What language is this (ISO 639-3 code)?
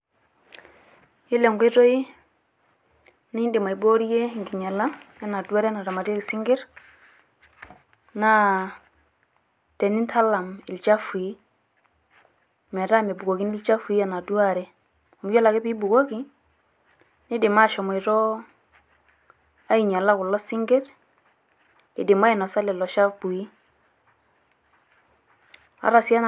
mas